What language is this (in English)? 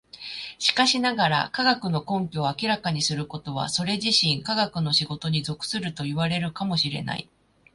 Japanese